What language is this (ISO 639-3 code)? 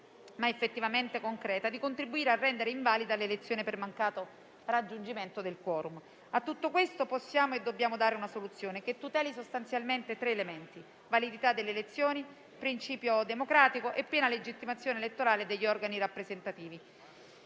ita